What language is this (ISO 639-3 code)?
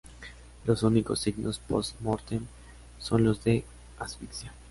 spa